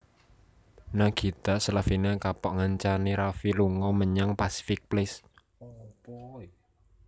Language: Javanese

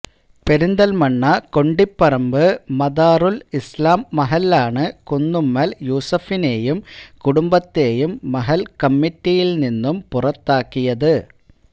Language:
Malayalam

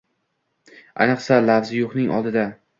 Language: Uzbek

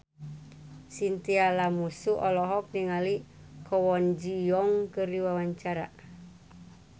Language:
Sundanese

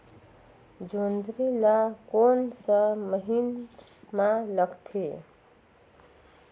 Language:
Chhattisgarhi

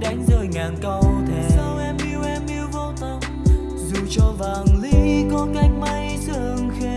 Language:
Vietnamese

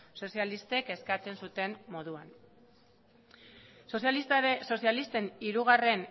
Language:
Basque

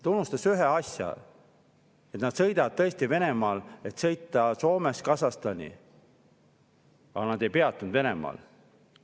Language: Estonian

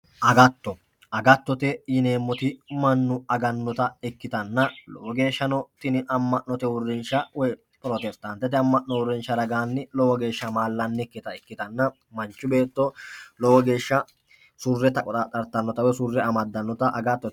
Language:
Sidamo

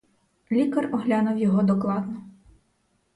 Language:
Ukrainian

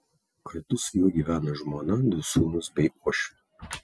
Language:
Lithuanian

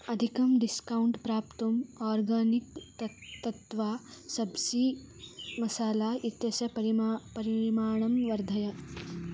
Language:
Sanskrit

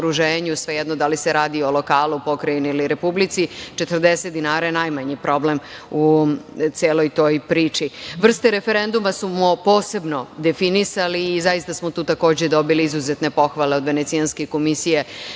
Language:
Serbian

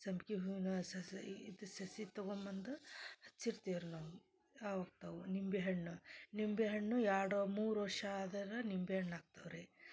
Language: Kannada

